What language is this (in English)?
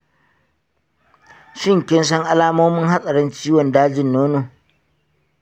Hausa